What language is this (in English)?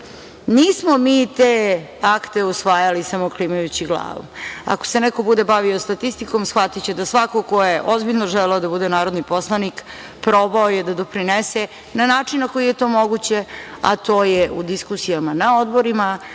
Serbian